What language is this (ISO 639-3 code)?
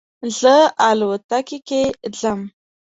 pus